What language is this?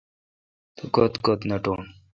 Kalkoti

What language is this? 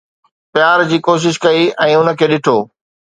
Sindhi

